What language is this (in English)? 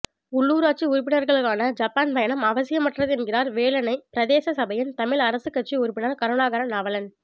Tamil